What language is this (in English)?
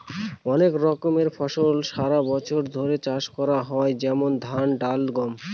Bangla